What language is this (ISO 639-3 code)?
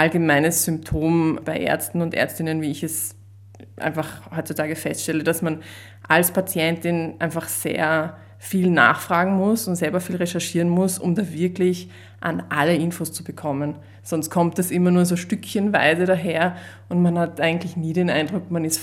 deu